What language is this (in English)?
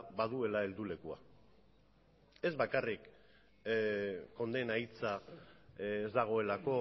Basque